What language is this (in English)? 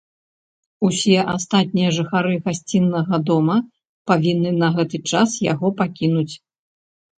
Belarusian